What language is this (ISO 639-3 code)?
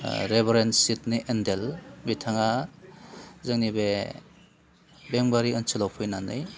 brx